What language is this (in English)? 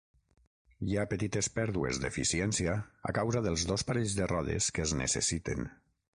Catalan